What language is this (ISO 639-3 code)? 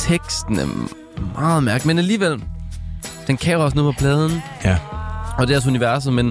dan